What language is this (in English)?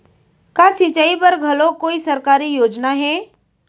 Chhattisgarhi